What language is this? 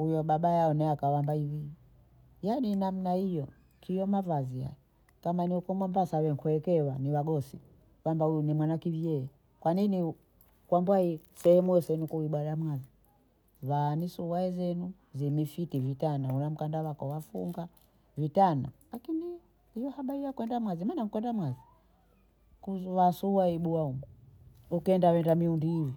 Bondei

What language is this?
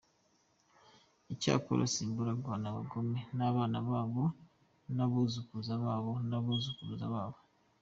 Kinyarwanda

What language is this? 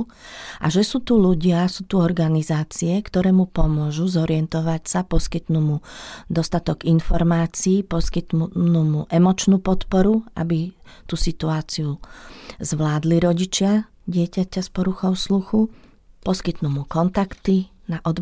Slovak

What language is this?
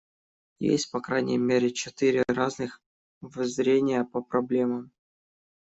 Russian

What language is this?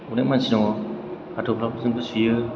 Bodo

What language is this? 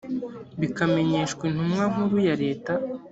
Kinyarwanda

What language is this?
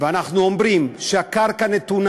Hebrew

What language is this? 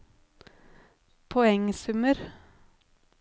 Norwegian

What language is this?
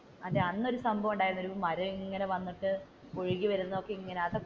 Malayalam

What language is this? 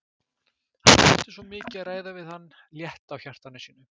Icelandic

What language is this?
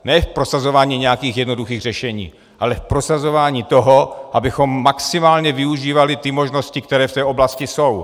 Czech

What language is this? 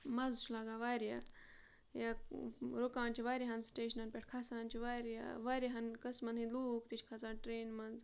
Kashmiri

